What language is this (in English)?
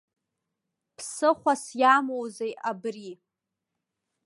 Abkhazian